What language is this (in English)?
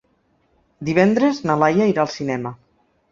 Catalan